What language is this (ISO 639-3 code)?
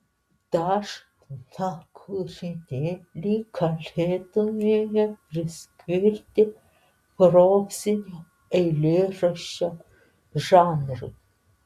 lit